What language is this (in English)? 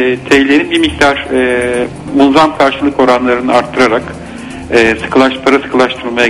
Turkish